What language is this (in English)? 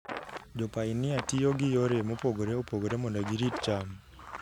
Luo (Kenya and Tanzania)